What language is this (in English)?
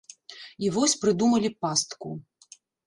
Belarusian